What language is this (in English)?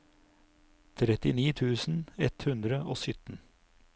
Norwegian